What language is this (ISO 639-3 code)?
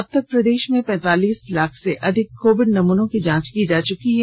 hin